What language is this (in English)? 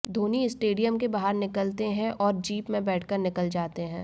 Hindi